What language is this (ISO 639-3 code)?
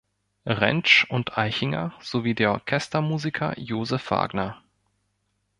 deu